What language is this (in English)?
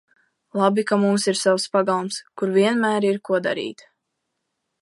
Latvian